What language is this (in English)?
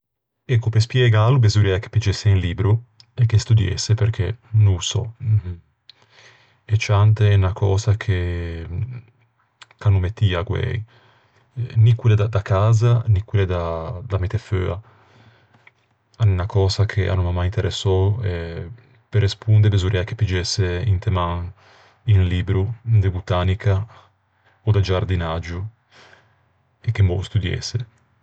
Ligurian